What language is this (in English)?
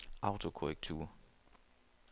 Danish